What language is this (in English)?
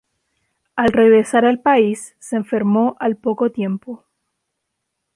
Spanish